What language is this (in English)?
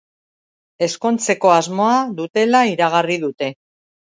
Basque